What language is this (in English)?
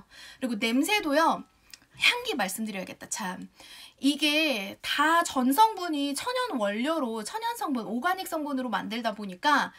Korean